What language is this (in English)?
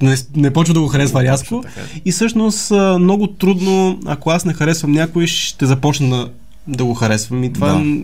Bulgarian